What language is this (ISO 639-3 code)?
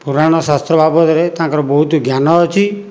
ori